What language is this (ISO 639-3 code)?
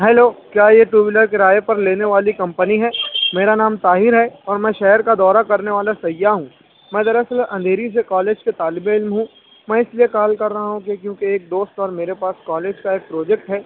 urd